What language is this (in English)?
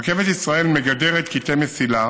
Hebrew